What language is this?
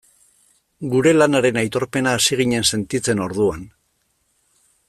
Basque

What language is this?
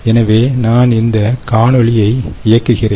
Tamil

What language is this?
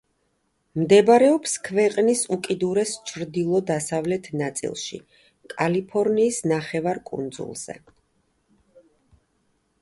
Georgian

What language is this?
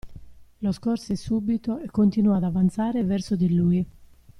Italian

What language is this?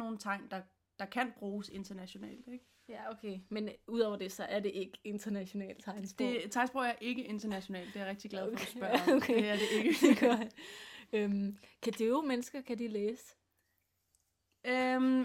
Danish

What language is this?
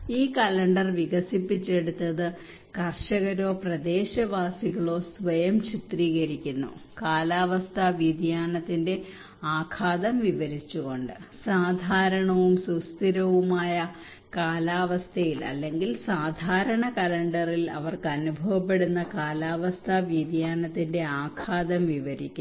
Malayalam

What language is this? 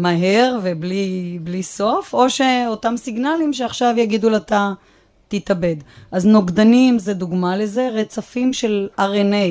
Hebrew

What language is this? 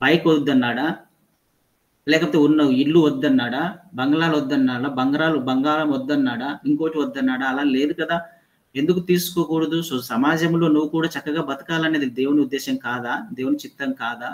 Telugu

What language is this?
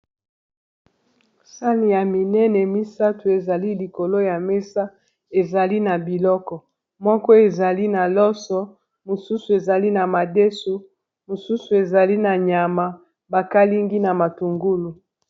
Lingala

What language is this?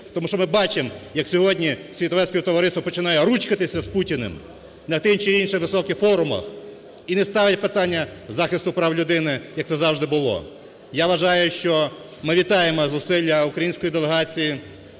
Ukrainian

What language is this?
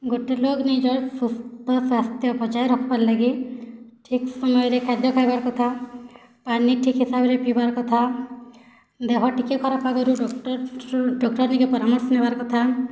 Odia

